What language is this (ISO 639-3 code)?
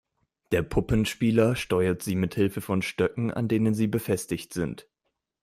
deu